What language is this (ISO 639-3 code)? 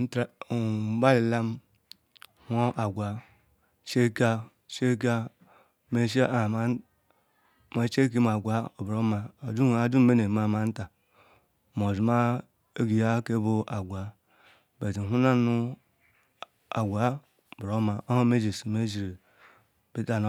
ikw